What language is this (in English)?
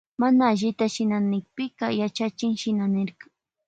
Loja Highland Quichua